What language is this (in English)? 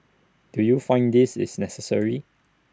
English